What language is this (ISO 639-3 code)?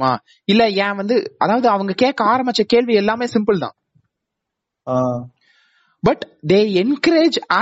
tam